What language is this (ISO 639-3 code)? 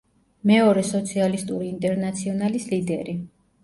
kat